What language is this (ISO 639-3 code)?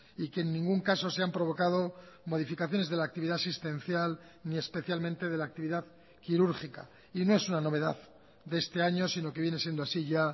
spa